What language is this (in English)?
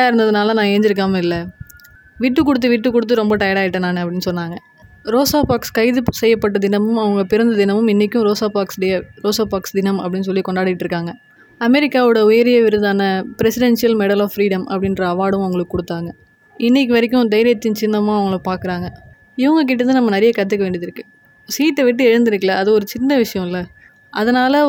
Tamil